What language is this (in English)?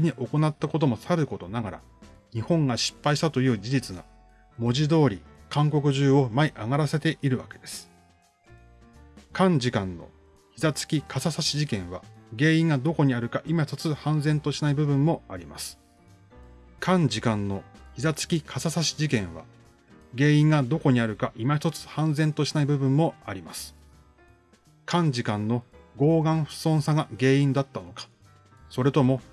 Japanese